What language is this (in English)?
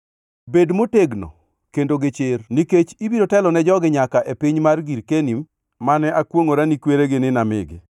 Luo (Kenya and Tanzania)